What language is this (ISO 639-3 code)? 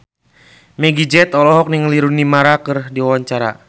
sun